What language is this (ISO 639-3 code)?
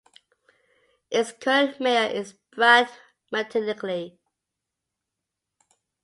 eng